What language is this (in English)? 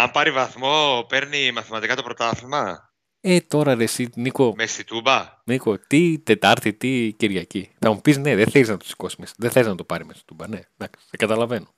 Greek